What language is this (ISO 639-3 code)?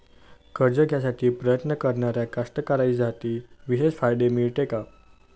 mar